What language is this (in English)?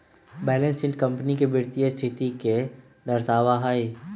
Magahi